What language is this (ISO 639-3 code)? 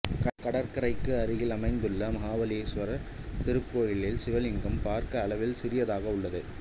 tam